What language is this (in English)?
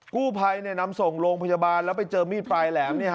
Thai